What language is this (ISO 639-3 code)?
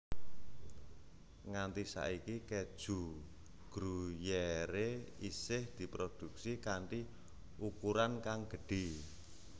jav